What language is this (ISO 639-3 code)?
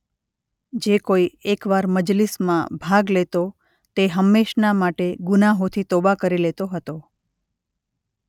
guj